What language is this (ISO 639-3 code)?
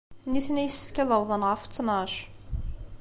kab